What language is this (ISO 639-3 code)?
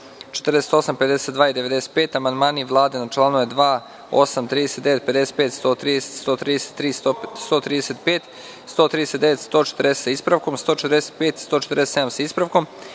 srp